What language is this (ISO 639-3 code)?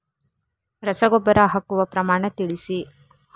kan